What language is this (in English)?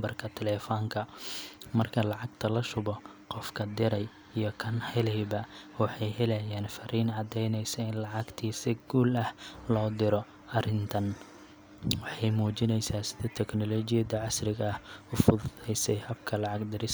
Somali